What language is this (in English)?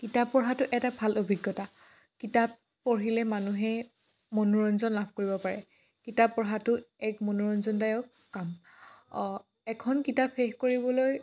Assamese